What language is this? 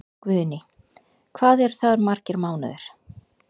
Icelandic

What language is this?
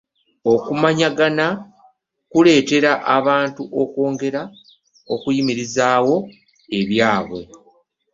Ganda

